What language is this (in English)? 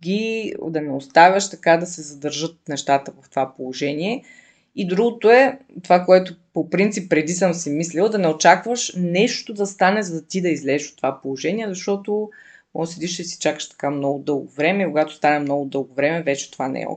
Bulgarian